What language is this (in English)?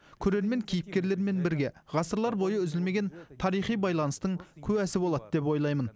Kazakh